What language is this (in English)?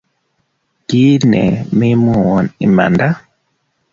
Kalenjin